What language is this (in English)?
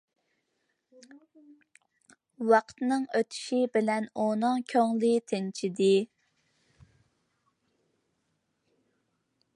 Uyghur